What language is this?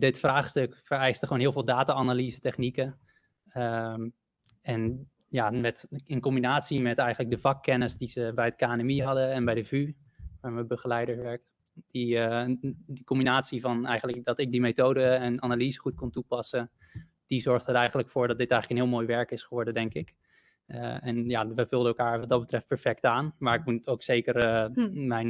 Dutch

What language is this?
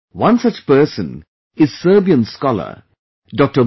English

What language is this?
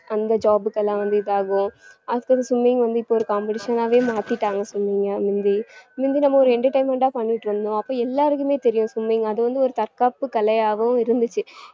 Tamil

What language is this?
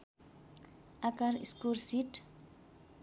Nepali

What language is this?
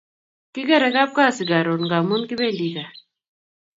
Kalenjin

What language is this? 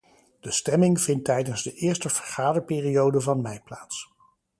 Dutch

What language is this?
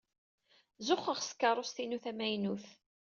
Kabyle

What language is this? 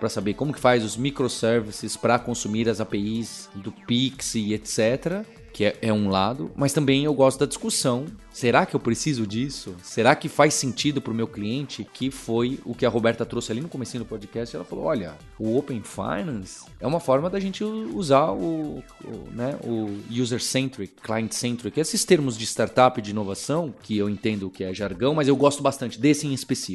Portuguese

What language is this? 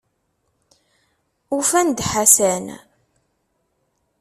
Kabyle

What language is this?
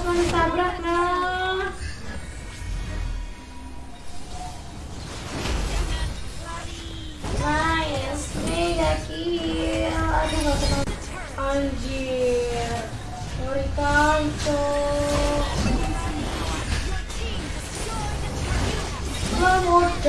Indonesian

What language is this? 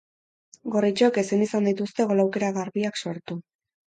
Basque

